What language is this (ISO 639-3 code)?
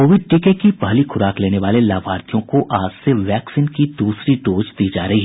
hin